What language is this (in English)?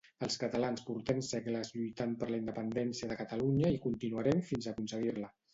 Catalan